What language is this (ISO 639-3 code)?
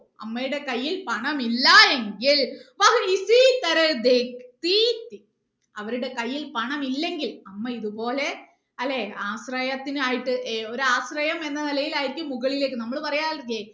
mal